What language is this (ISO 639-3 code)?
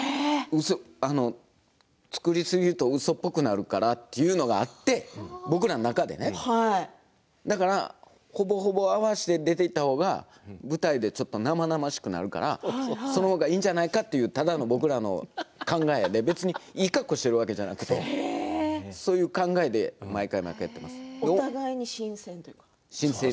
jpn